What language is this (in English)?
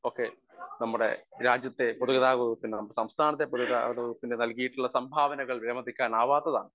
Malayalam